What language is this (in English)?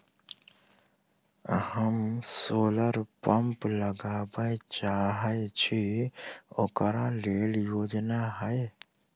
Maithili